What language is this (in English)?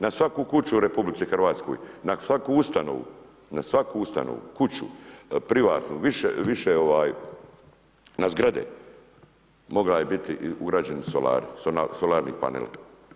Croatian